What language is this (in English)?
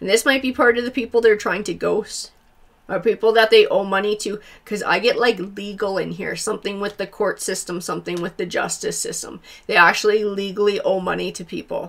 English